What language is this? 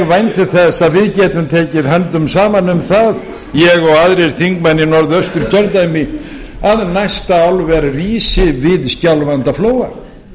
Icelandic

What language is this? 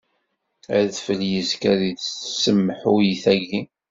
Kabyle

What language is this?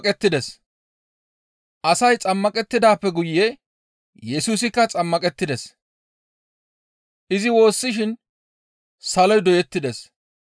Gamo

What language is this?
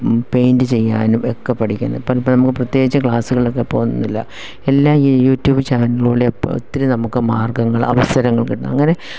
Malayalam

